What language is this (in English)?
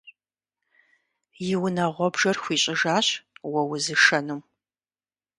Kabardian